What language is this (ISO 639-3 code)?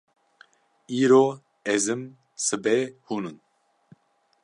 kur